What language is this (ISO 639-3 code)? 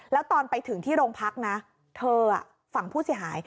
tha